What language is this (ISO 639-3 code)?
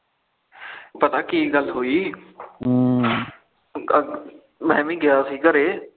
pan